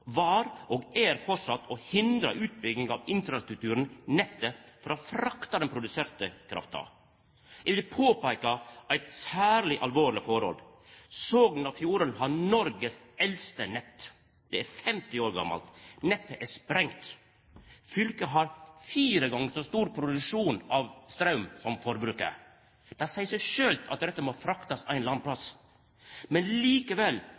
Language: Norwegian Nynorsk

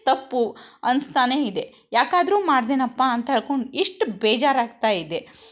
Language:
Kannada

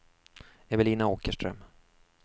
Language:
Swedish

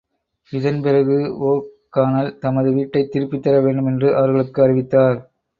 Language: Tamil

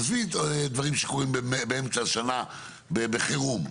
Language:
Hebrew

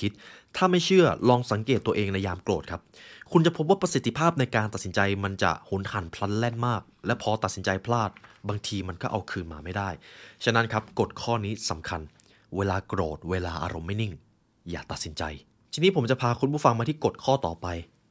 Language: Thai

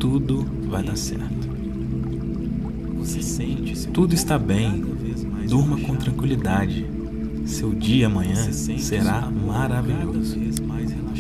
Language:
Portuguese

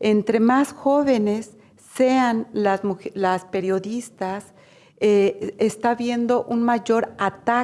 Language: Spanish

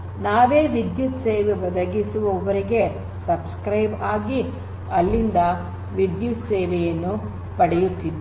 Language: Kannada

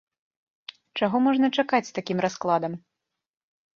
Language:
Belarusian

